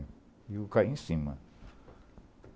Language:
Portuguese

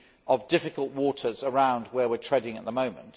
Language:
English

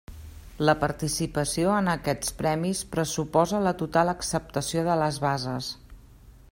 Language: Catalan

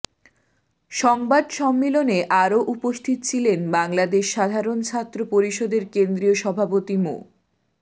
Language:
Bangla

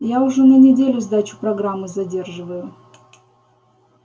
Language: Russian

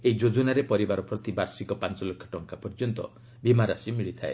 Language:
Odia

